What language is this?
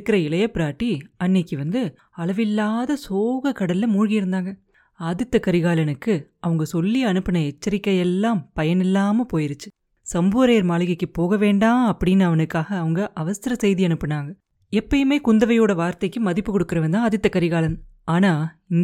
Tamil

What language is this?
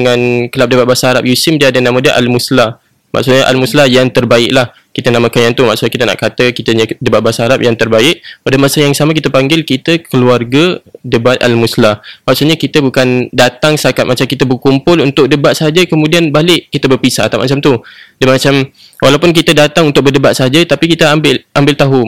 Malay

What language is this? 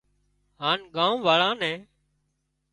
Wadiyara Koli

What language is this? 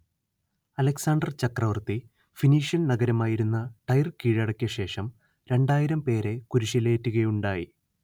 Malayalam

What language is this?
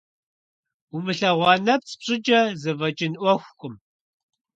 Kabardian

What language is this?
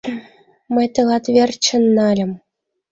Mari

